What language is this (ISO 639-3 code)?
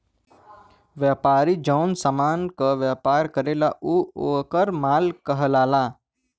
bho